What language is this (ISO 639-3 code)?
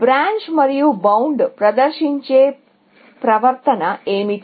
tel